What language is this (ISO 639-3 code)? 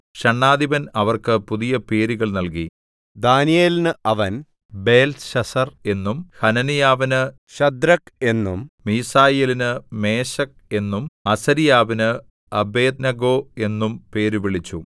mal